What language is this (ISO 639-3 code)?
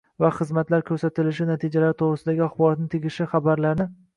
uzb